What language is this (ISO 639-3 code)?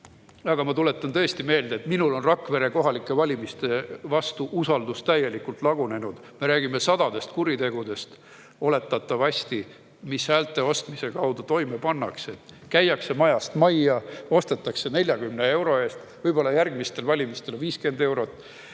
est